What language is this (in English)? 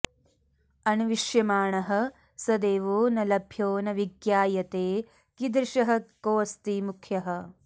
Sanskrit